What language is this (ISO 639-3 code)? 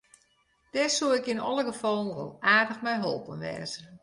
fry